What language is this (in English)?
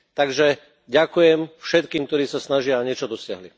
Slovak